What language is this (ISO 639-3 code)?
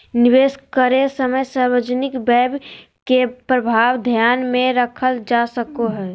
mag